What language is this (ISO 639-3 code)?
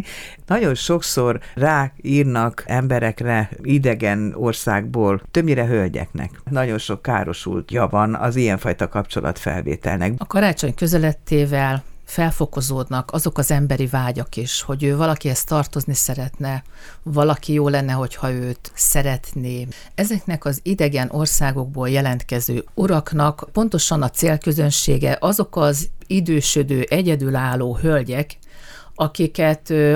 hun